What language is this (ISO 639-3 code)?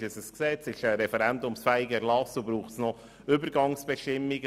gsw